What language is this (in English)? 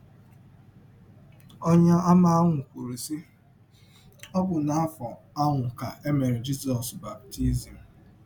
Igbo